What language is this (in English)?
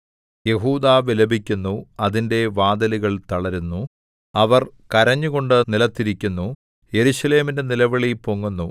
Malayalam